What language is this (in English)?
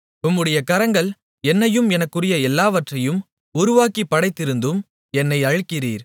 Tamil